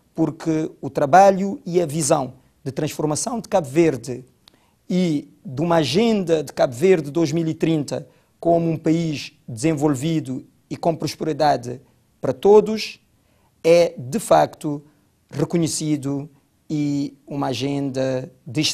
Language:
Portuguese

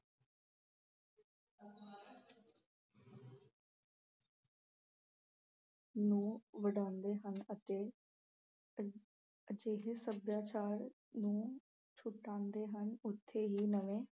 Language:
Punjabi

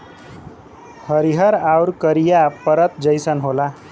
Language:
Bhojpuri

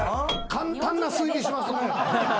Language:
Japanese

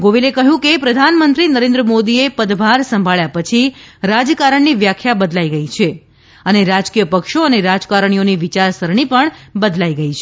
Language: Gujarati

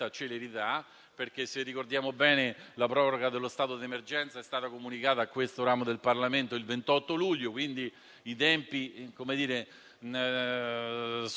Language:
Italian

